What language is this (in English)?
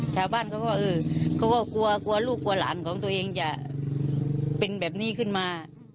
Thai